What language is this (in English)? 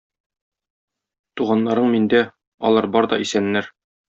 Tatar